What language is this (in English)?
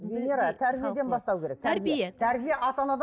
Kazakh